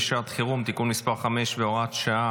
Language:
Hebrew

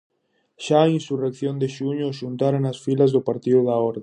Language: Galician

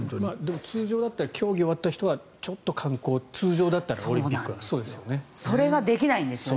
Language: Japanese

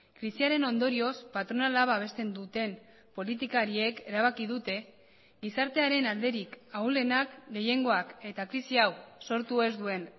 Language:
Basque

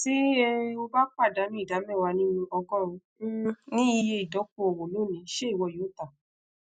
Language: Yoruba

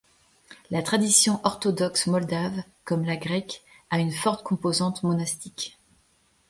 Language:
French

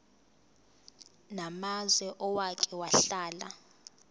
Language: Zulu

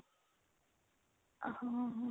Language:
Punjabi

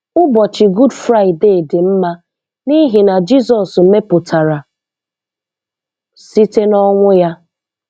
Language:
Igbo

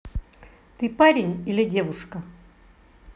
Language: Russian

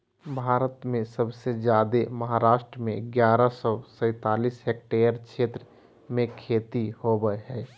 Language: Magahi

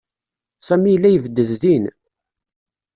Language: Kabyle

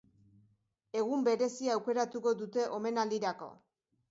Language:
Basque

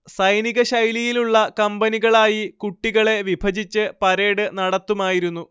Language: Malayalam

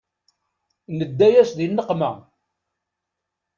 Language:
Kabyle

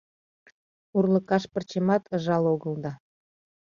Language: Mari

